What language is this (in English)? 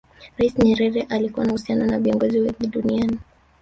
Swahili